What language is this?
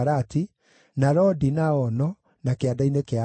Kikuyu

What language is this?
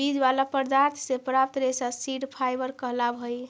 Magahi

